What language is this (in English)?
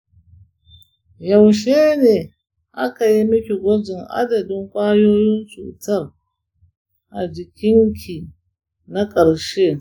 Hausa